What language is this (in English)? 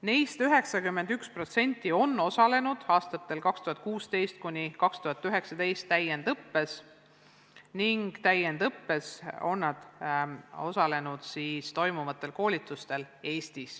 Estonian